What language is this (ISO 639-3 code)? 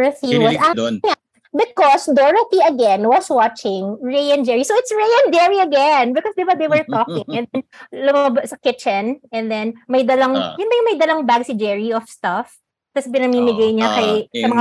fil